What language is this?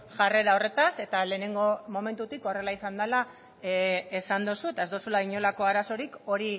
Basque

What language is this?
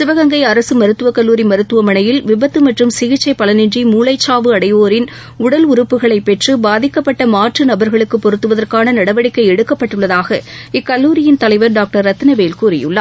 Tamil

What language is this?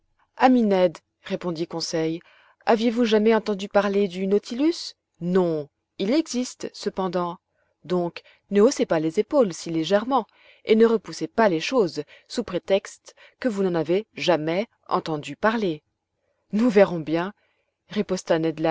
French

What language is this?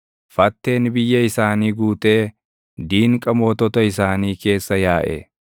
Oromo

